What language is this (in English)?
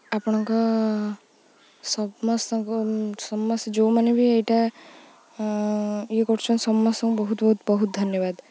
Odia